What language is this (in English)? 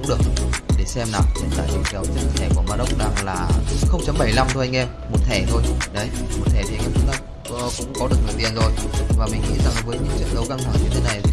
Vietnamese